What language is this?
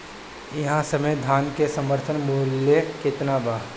Bhojpuri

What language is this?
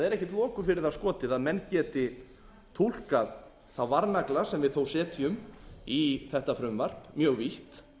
Icelandic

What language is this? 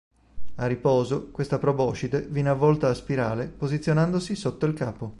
Italian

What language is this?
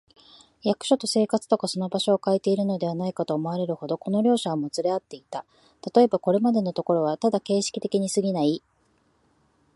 Japanese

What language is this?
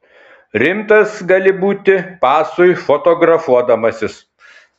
Lithuanian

